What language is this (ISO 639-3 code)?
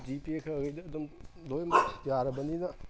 mni